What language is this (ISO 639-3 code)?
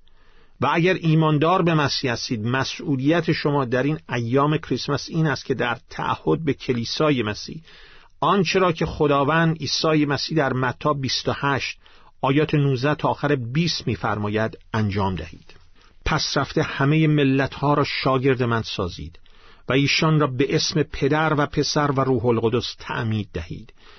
fas